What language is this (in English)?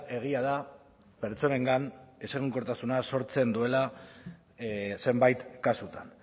Basque